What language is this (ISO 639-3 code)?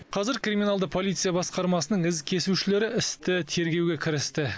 kaz